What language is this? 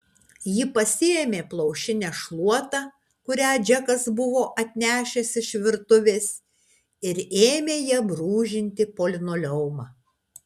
Lithuanian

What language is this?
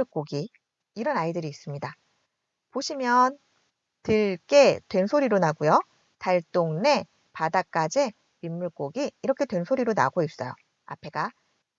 Korean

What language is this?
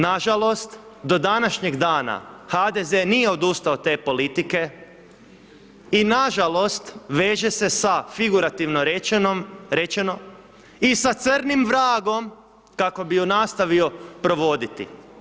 Croatian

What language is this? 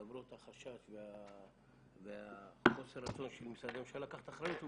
Hebrew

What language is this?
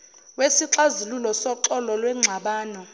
Zulu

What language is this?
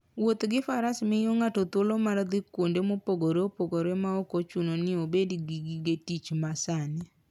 Luo (Kenya and Tanzania)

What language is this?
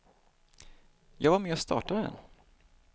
Swedish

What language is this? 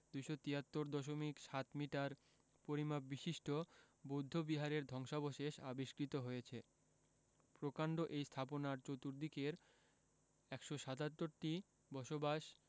Bangla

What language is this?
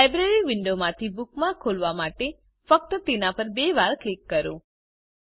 Gujarati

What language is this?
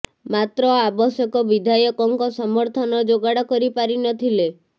Odia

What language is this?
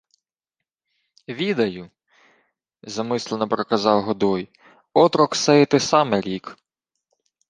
Ukrainian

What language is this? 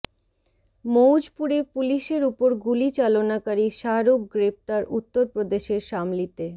Bangla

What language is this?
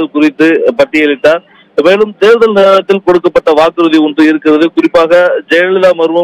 Romanian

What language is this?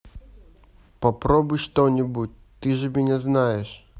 Russian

